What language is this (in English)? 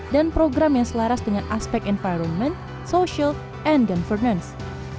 Indonesian